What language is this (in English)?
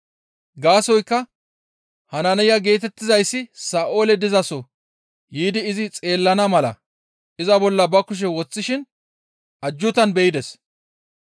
Gamo